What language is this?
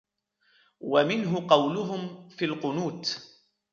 Arabic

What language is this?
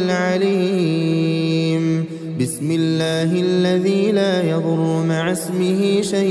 Arabic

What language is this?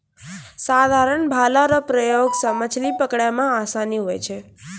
Maithili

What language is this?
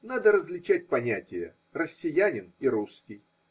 Russian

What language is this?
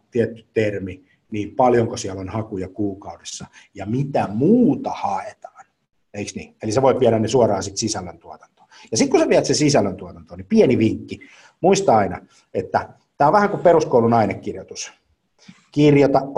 Finnish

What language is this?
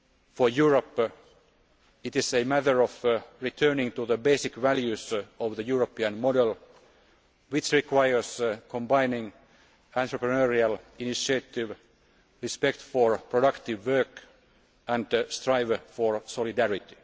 English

